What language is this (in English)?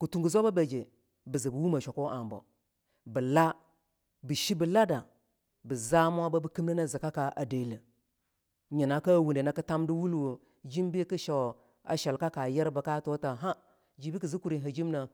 Longuda